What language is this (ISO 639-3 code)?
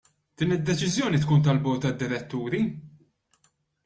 mlt